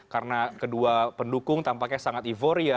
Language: Indonesian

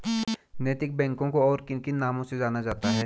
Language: Hindi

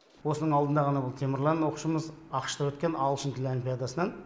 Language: Kazakh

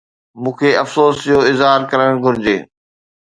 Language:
Sindhi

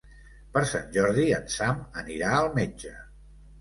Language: Catalan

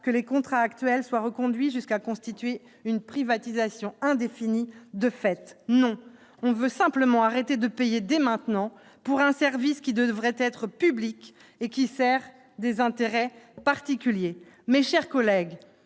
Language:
French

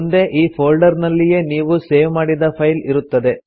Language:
Kannada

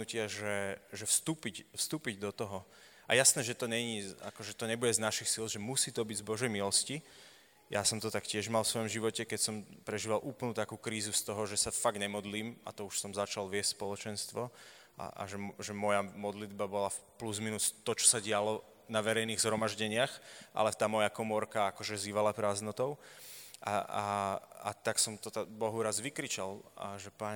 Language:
Slovak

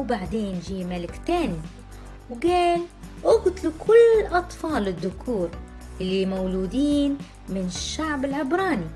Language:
Arabic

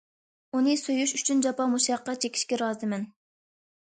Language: Uyghur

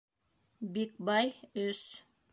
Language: Bashkir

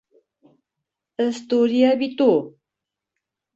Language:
Bashkir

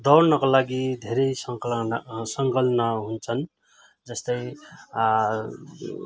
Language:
Nepali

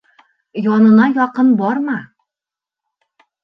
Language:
Bashkir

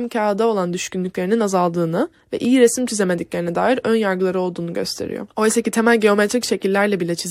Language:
Turkish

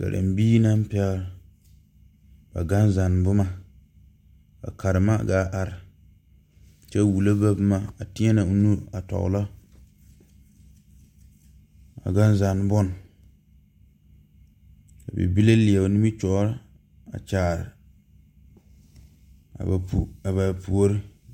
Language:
Southern Dagaare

